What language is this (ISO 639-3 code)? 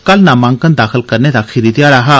doi